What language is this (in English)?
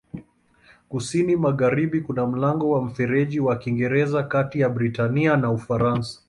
Swahili